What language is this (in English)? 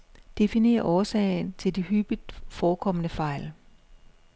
Danish